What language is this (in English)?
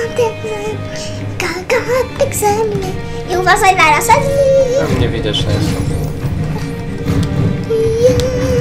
Polish